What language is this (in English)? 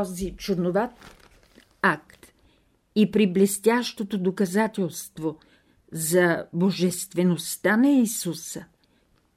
Bulgarian